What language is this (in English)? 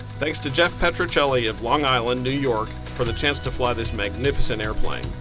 English